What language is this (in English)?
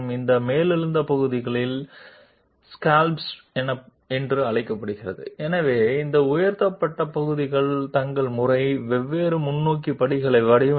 Telugu